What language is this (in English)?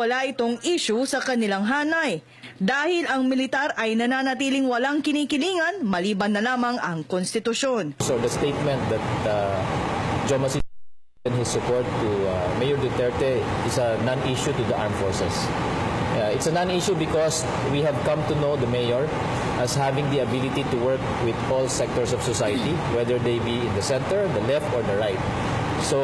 Filipino